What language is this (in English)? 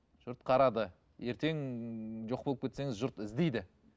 Kazakh